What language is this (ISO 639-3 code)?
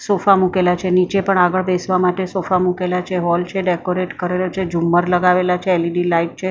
guj